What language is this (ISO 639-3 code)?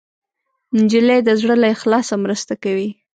pus